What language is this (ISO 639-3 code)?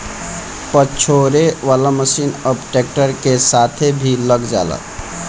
bho